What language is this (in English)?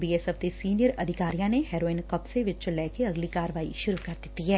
Punjabi